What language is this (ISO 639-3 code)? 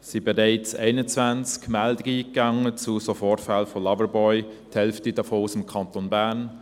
gsw